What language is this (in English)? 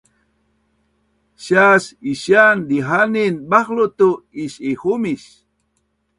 Bunun